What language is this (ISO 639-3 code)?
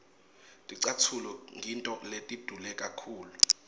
ssw